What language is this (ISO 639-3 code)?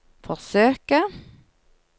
nor